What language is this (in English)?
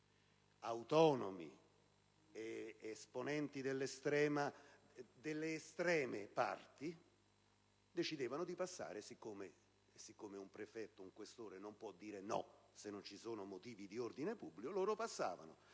Italian